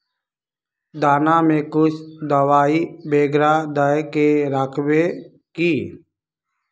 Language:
Magahi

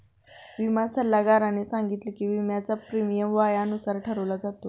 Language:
Marathi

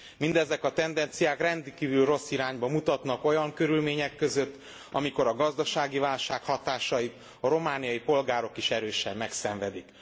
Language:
Hungarian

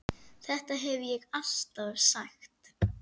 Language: Icelandic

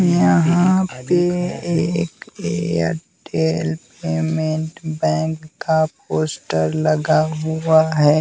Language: Hindi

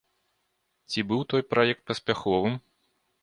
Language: Belarusian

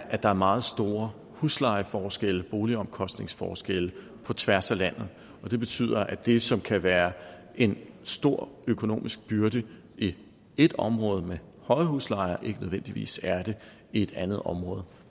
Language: Danish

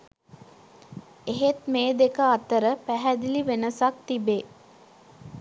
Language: Sinhala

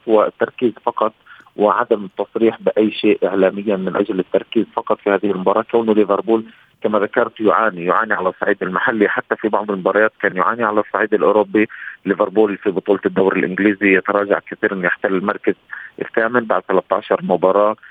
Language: Arabic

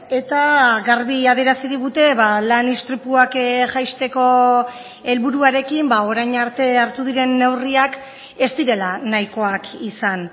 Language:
Basque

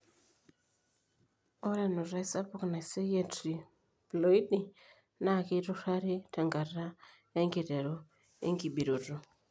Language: Masai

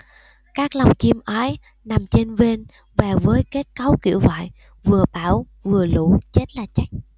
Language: Vietnamese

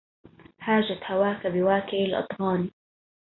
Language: Arabic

